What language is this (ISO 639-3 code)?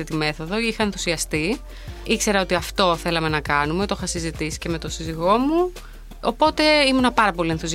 ell